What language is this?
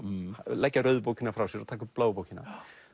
Icelandic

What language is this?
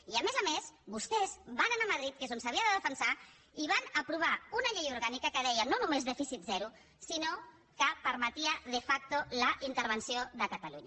Catalan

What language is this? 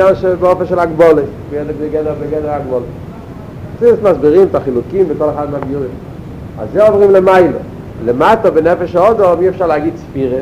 Hebrew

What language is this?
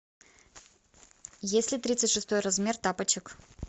Russian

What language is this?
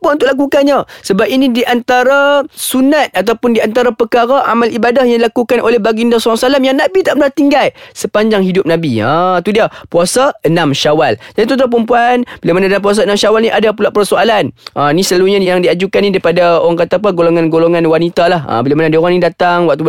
Malay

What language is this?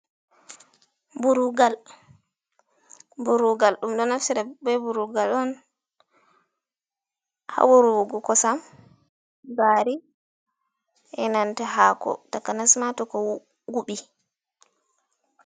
Fula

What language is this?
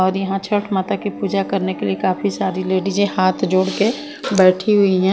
Hindi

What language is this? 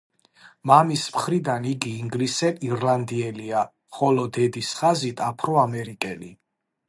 Georgian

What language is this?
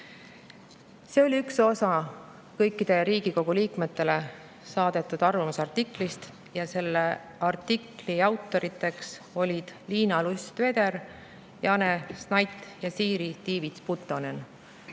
Estonian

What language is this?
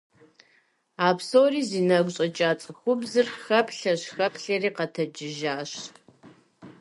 Kabardian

